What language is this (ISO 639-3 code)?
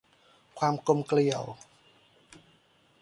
tha